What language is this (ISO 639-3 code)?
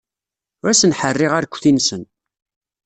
kab